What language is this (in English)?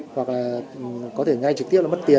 Vietnamese